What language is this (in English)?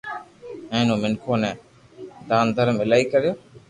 Loarki